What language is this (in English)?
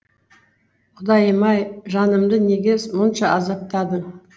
Kazakh